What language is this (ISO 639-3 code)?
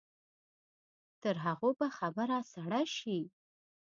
pus